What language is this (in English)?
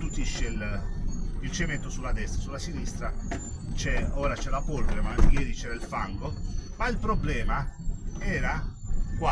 Italian